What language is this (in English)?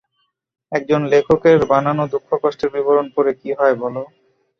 Bangla